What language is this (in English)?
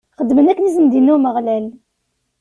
Kabyle